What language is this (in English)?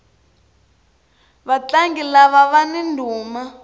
Tsonga